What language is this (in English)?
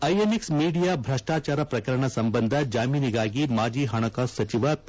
Kannada